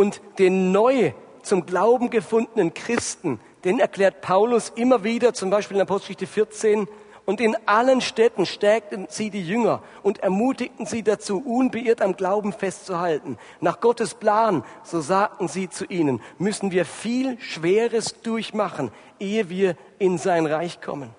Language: German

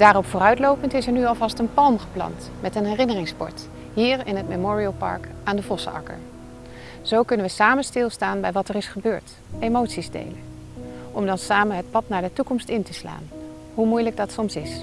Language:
Dutch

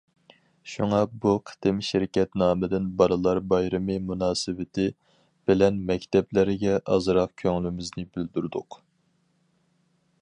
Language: Uyghur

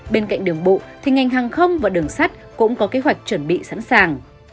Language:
Vietnamese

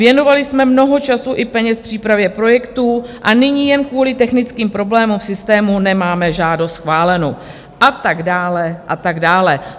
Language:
Czech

